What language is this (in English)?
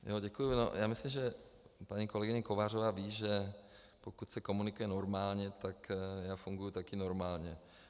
Czech